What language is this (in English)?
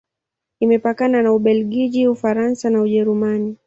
Swahili